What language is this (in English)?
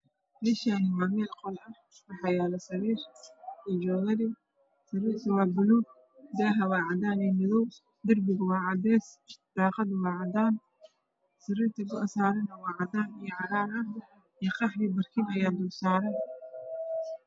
Somali